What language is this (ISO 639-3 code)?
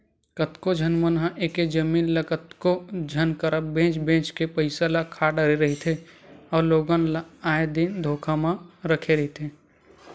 hne